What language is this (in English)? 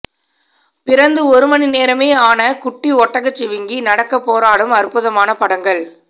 Tamil